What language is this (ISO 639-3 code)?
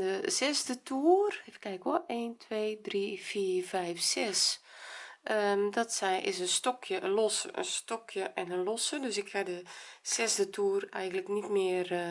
nld